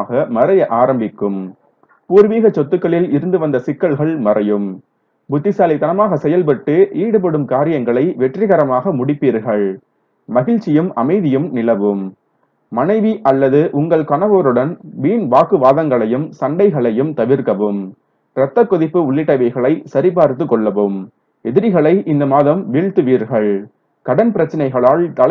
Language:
Hindi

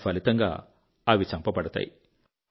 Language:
Telugu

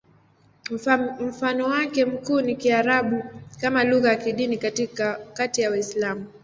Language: Swahili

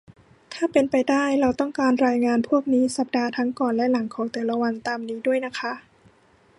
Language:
Thai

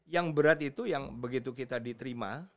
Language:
Indonesian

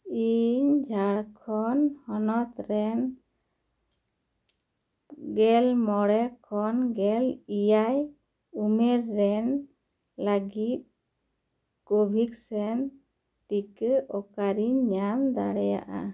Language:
Santali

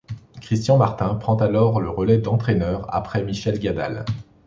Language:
French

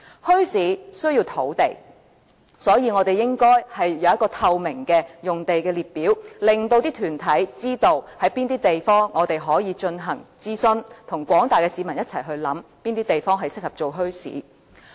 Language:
Cantonese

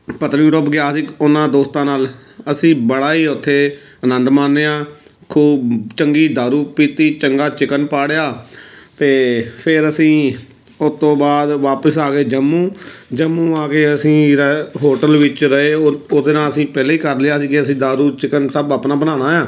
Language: Punjabi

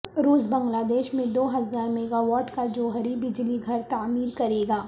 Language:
Urdu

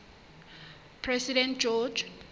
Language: Southern Sotho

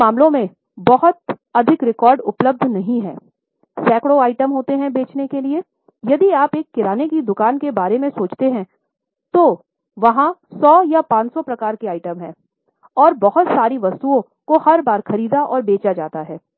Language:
Hindi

